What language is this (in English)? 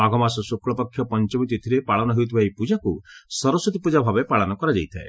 Odia